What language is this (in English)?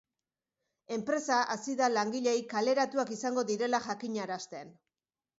Basque